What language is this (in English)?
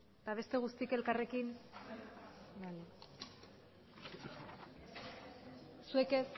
Basque